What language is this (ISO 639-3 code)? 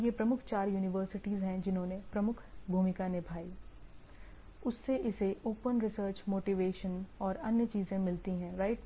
hin